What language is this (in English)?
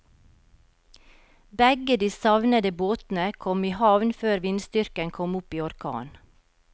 Norwegian